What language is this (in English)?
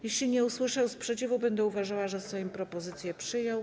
Polish